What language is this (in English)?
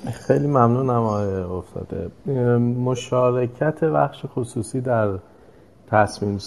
Persian